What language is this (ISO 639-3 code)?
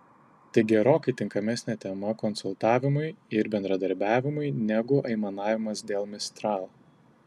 lit